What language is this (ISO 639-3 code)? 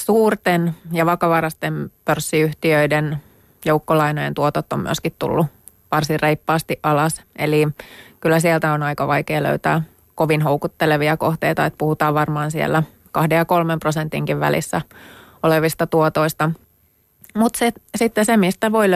fin